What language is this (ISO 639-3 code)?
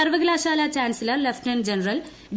mal